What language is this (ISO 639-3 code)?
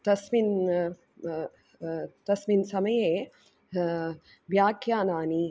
san